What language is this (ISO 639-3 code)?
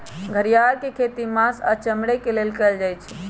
mag